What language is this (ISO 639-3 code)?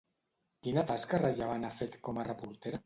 cat